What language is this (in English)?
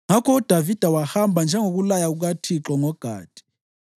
North Ndebele